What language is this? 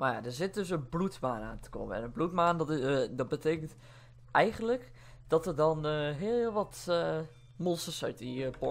Dutch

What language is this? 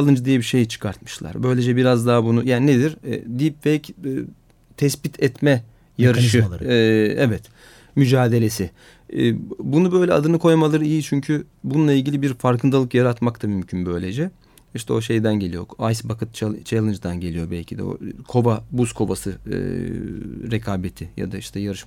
Turkish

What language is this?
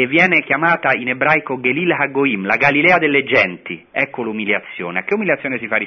Italian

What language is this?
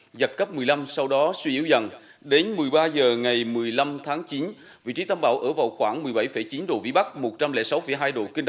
Vietnamese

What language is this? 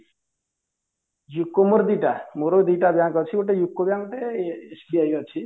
Odia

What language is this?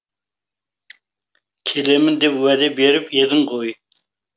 Kazakh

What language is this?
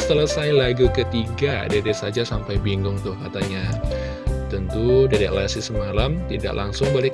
Indonesian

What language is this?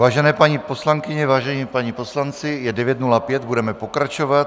Czech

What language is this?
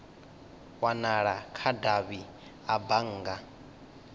Venda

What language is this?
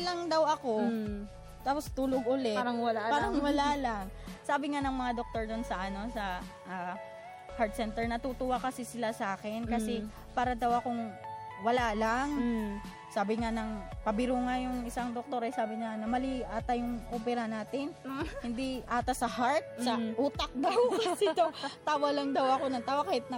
Filipino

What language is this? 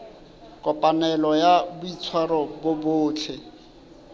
Southern Sotho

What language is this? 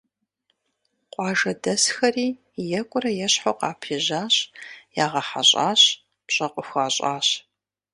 Kabardian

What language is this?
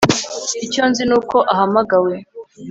Kinyarwanda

